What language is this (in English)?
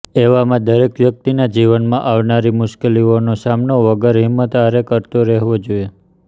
Gujarati